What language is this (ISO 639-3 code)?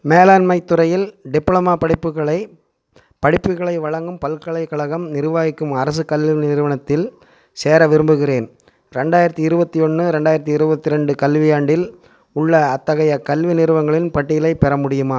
tam